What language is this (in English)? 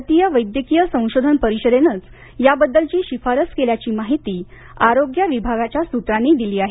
Marathi